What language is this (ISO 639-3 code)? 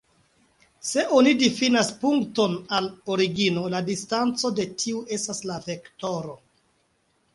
epo